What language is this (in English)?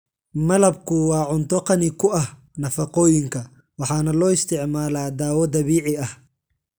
Somali